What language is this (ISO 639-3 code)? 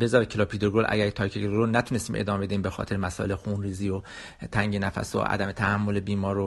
fas